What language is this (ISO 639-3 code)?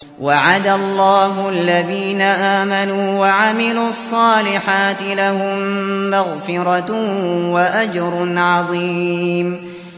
ara